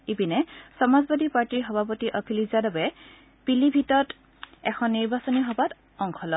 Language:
Assamese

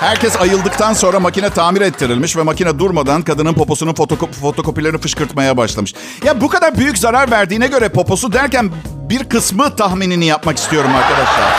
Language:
Turkish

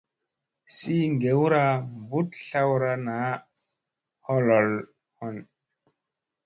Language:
Musey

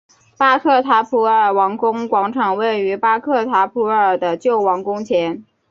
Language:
Chinese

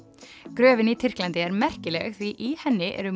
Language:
Icelandic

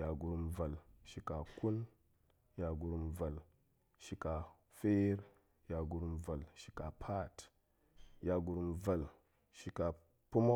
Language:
Goemai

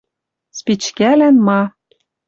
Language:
Western Mari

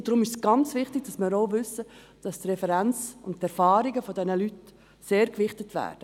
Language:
Swiss German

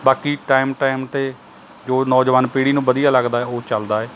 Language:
Punjabi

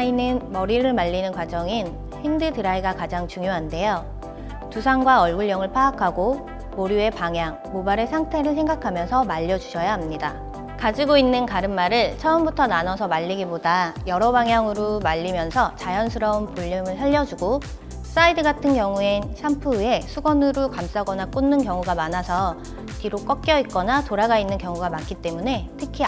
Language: Korean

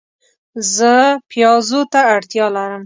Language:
Pashto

